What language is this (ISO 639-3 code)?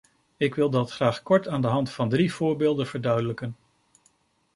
nld